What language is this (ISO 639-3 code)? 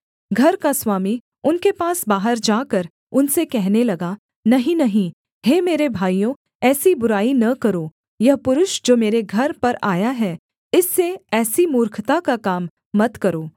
hin